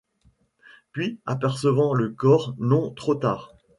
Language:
French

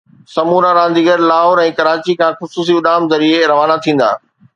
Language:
Sindhi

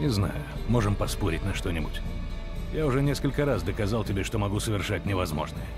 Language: Russian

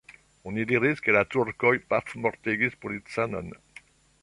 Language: Esperanto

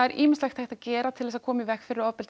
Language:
Icelandic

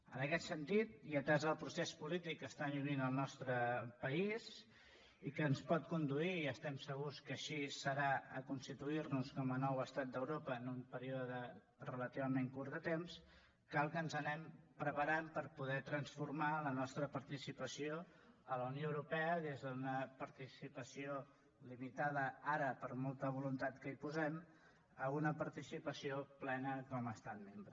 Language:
Catalan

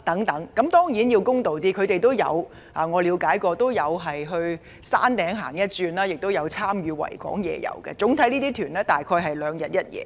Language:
Cantonese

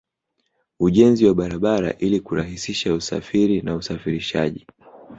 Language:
Swahili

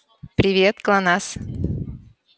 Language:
Russian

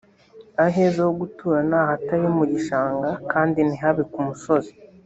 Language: Kinyarwanda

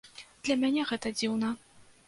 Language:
Belarusian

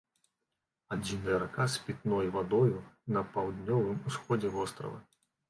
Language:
Belarusian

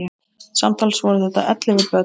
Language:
Icelandic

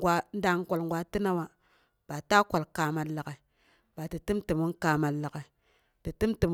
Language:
Boghom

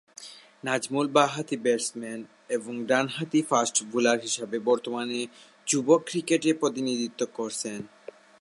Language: Bangla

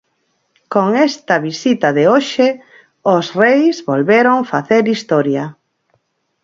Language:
Galician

